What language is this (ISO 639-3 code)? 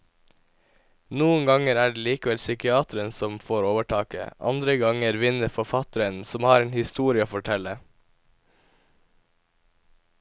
nor